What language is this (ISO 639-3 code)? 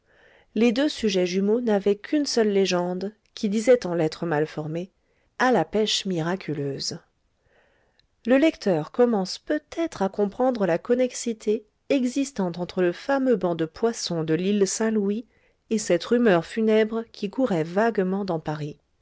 fra